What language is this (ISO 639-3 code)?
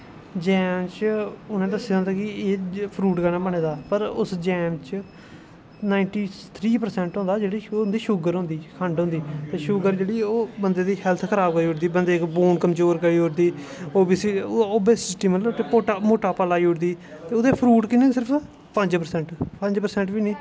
doi